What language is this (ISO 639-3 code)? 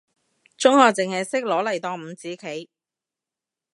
yue